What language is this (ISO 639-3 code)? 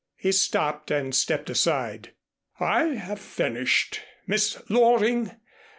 eng